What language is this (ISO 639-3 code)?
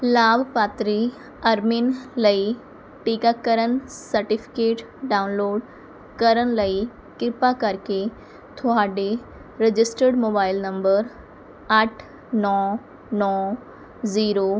pan